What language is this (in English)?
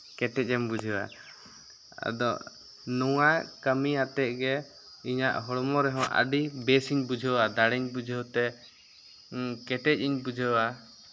Santali